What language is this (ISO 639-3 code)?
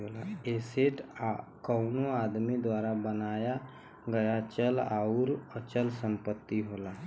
bho